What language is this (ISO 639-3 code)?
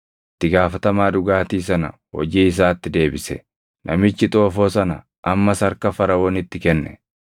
orm